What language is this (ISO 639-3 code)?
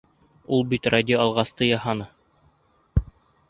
bak